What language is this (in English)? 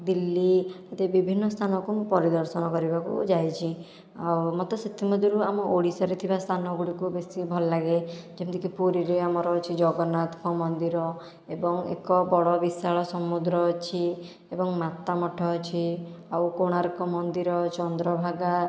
Odia